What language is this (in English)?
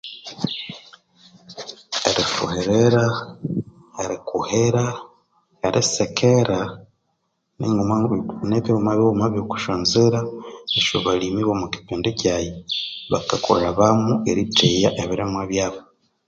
Konzo